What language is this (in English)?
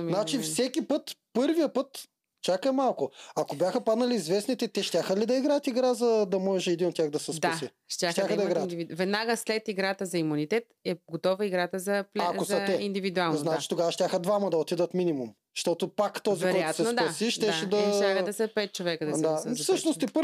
Bulgarian